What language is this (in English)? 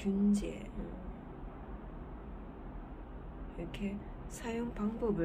Korean